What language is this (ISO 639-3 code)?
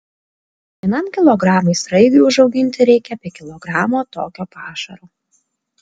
lit